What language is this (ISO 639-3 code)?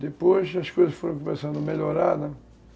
por